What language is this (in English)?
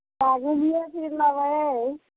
Maithili